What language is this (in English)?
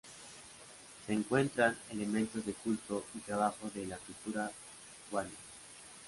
Spanish